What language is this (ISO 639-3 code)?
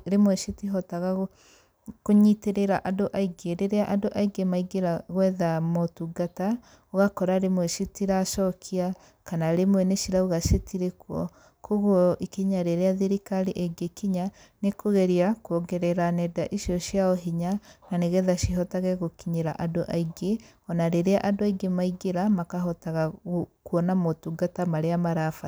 kik